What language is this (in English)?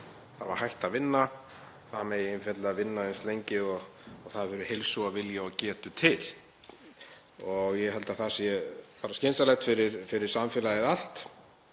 Icelandic